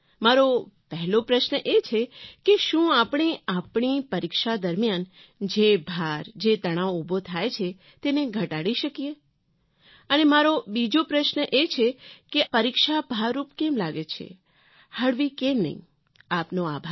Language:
Gujarati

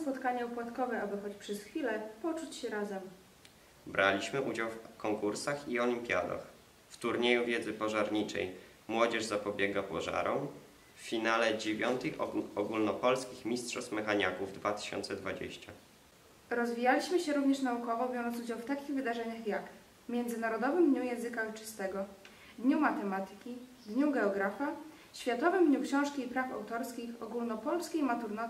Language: Polish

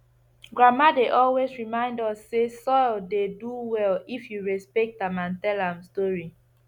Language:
Nigerian Pidgin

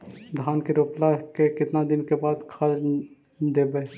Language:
Magahi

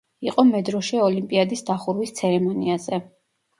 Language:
Georgian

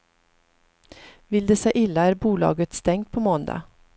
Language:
Swedish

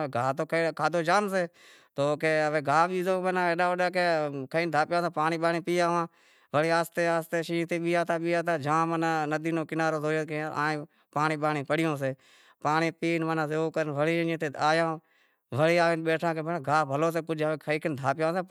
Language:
Wadiyara Koli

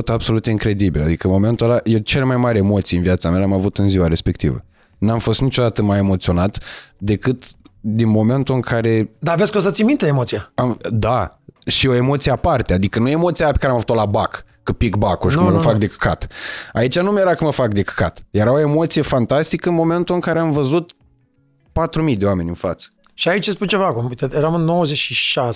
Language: Romanian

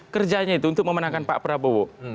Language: Indonesian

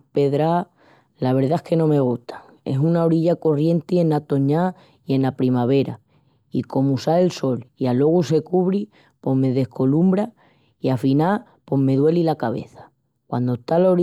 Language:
Extremaduran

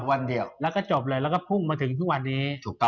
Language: Thai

